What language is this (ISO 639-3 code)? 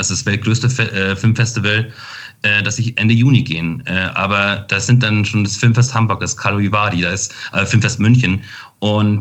deu